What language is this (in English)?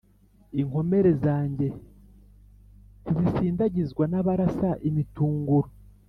Kinyarwanda